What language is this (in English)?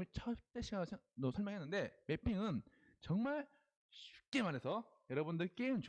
Korean